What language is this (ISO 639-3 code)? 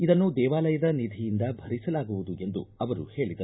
kan